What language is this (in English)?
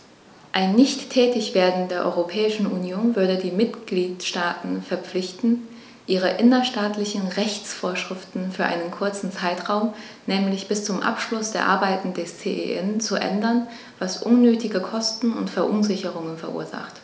German